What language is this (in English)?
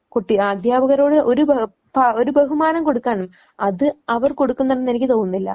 Malayalam